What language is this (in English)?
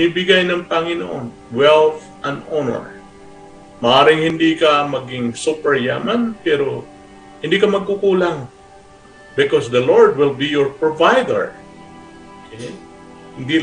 Filipino